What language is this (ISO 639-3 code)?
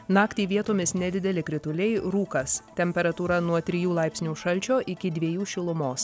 lit